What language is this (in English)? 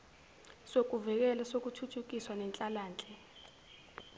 Zulu